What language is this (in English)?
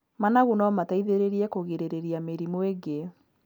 Kikuyu